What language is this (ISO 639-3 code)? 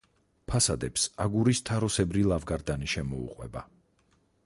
kat